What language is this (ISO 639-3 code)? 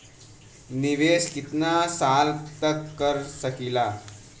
bho